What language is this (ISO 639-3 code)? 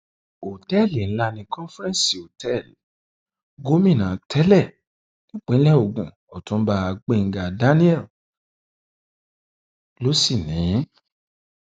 yor